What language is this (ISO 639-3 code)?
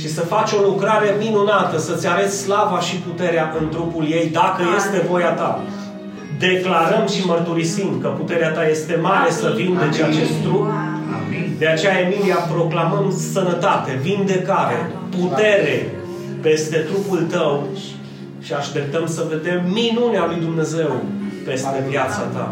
ron